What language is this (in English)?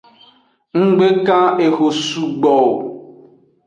Aja (Benin)